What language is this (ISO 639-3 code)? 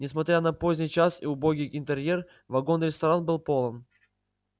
rus